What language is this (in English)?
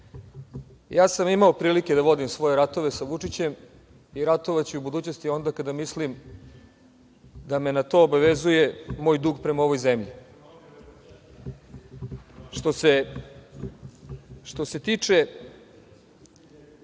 Serbian